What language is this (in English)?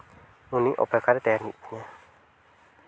Santali